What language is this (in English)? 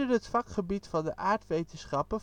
Dutch